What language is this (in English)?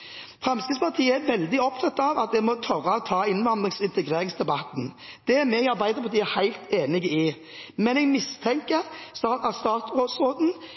Norwegian Bokmål